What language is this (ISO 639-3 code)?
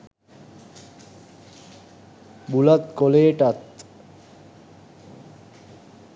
sin